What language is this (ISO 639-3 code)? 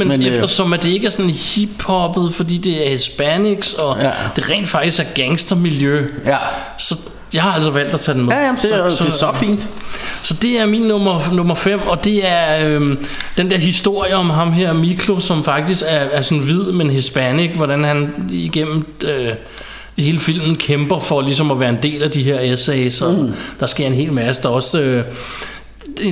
dan